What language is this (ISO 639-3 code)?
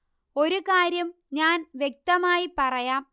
mal